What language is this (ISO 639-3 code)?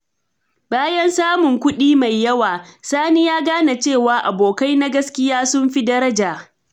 hau